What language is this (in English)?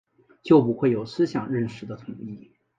Chinese